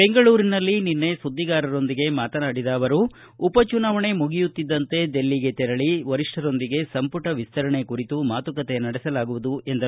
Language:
Kannada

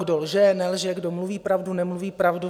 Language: Czech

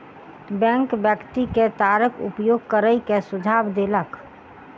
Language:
Maithili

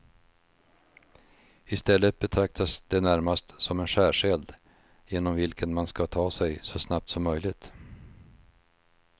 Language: Swedish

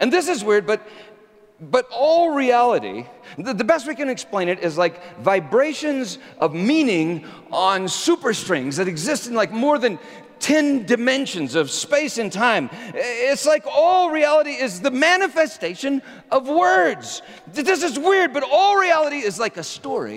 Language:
English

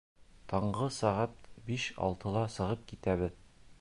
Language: Bashkir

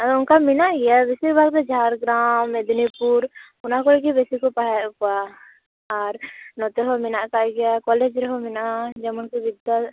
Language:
Santali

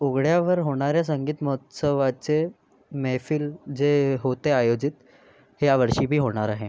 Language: Marathi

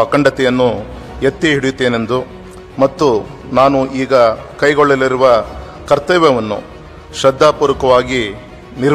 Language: Kannada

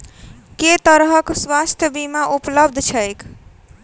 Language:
Maithili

